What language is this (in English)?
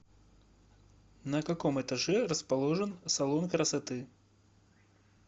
Russian